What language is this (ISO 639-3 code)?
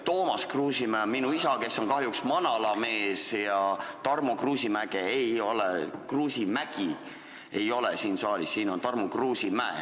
est